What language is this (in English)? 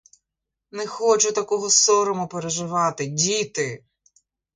Ukrainian